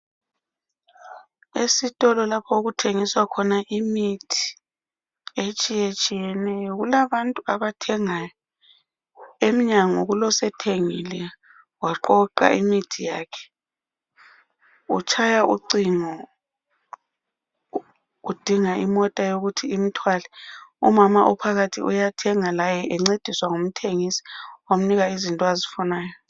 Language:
North Ndebele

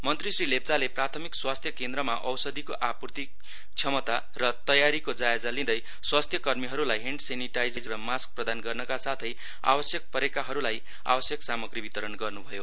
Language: Nepali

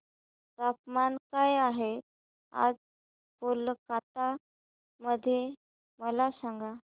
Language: Marathi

